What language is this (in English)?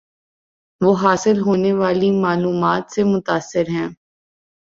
Urdu